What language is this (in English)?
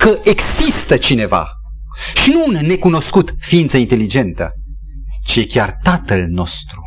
Romanian